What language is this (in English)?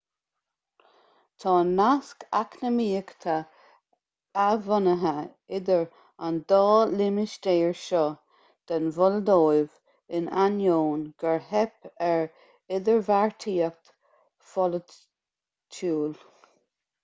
Irish